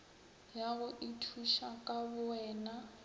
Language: Northern Sotho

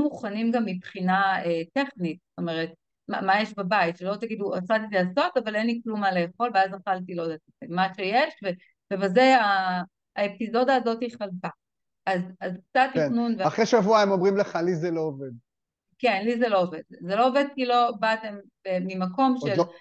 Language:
Hebrew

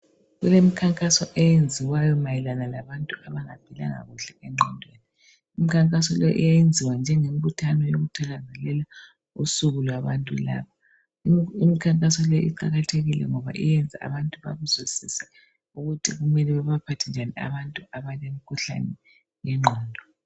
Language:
North Ndebele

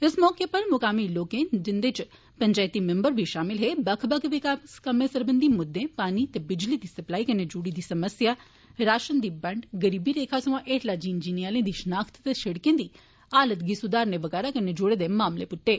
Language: Dogri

